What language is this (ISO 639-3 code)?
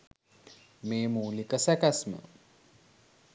sin